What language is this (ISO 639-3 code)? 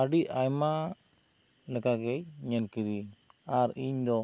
sat